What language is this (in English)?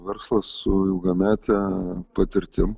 Lithuanian